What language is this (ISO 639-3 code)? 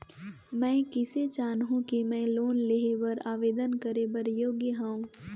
hne